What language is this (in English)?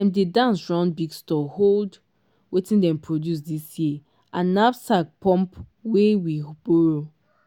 Nigerian Pidgin